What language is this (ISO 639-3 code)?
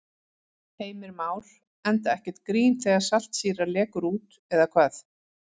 isl